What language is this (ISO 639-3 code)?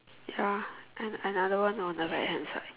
eng